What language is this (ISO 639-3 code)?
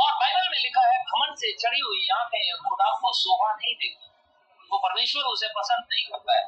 hin